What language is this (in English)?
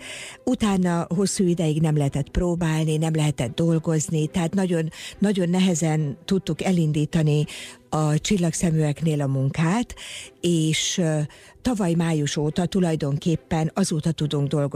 Hungarian